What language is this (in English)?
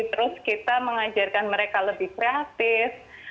Indonesian